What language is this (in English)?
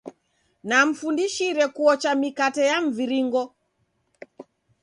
Taita